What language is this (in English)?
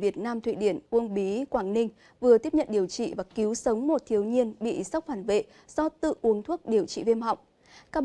Vietnamese